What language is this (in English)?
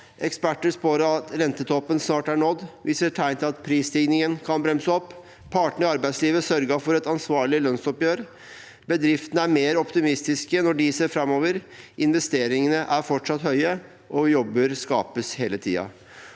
Norwegian